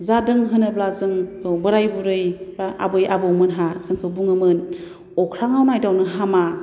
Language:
Bodo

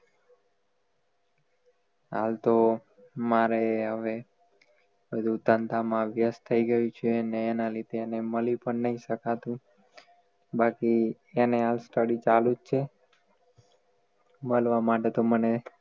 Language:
Gujarati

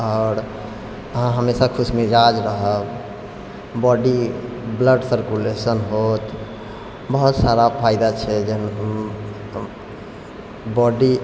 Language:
Maithili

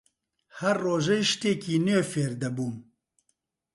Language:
Central Kurdish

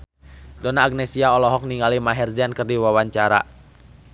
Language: Sundanese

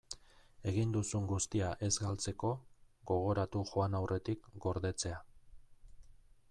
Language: Basque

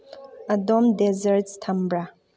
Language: Manipuri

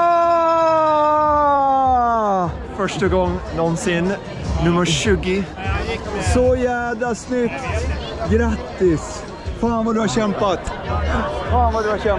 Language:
Swedish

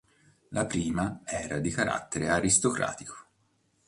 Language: Italian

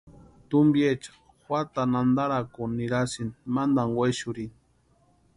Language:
Western Highland Purepecha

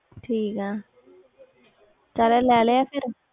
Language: Punjabi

